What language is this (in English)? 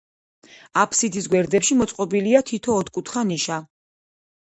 Georgian